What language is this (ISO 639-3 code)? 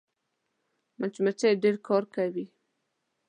pus